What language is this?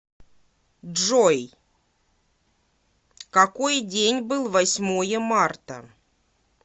Russian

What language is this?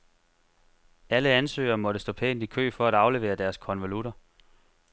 Danish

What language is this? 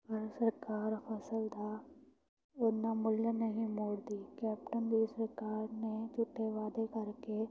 Punjabi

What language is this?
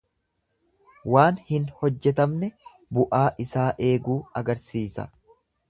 Oromo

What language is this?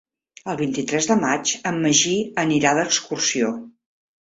Catalan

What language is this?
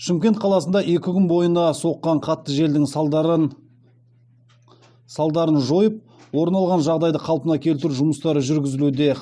Kazakh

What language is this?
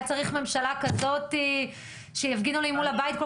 Hebrew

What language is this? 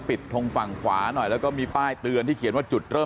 Thai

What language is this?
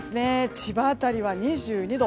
Japanese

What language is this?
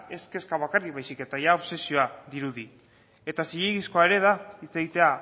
Basque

